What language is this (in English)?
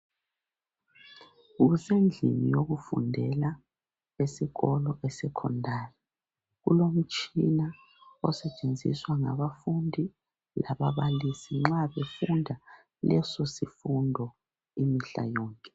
North Ndebele